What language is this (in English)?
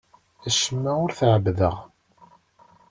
Kabyle